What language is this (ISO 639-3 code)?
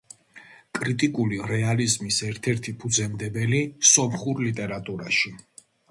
kat